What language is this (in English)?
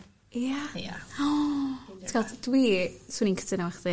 Welsh